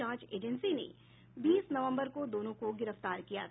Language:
Hindi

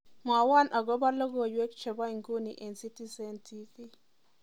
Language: Kalenjin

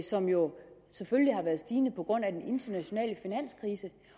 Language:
Danish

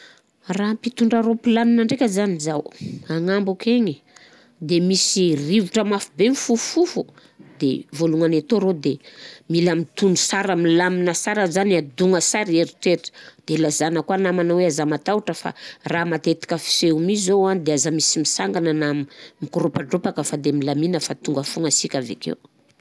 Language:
Southern Betsimisaraka Malagasy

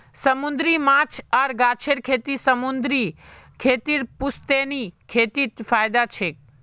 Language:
Magahi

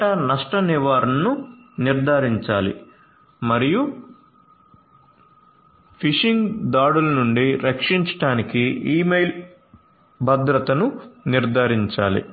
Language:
Telugu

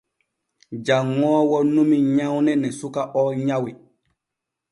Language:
Borgu Fulfulde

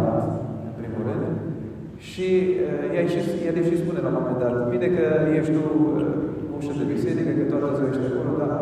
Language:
Romanian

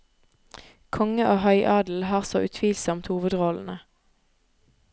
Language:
Norwegian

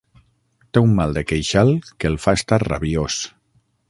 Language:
Catalan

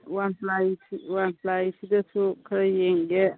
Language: Manipuri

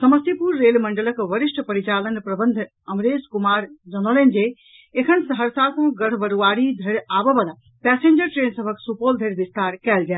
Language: Maithili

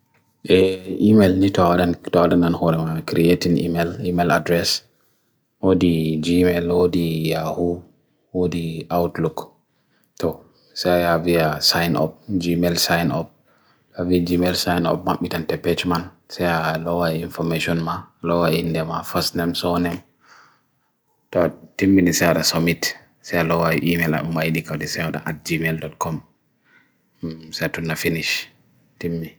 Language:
Bagirmi Fulfulde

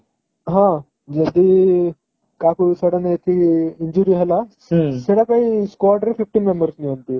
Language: Odia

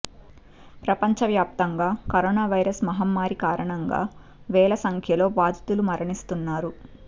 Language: Telugu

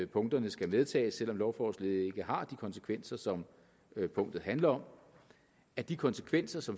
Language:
Danish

